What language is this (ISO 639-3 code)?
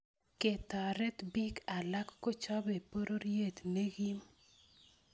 kln